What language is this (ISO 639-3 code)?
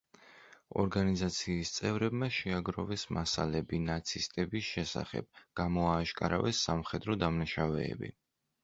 kat